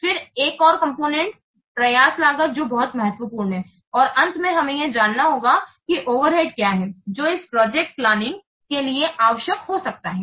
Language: Hindi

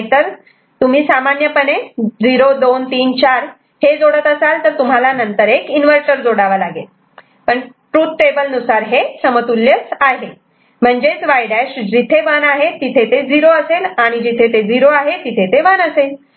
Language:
Marathi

